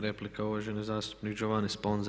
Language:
Croatian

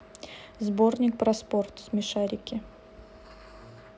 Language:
Russian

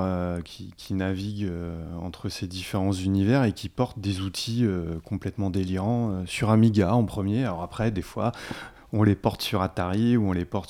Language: French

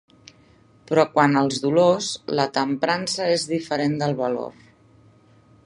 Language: Catalan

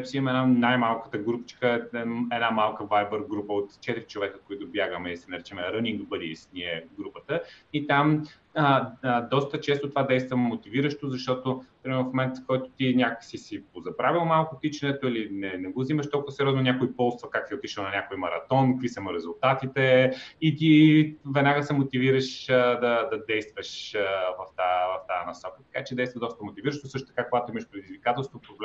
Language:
Bulgarian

